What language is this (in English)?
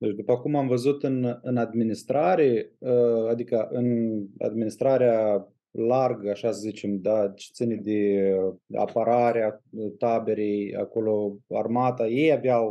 Romanian